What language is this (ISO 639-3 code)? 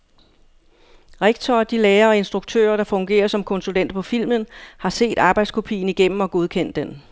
dan